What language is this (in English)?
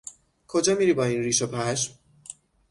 Persian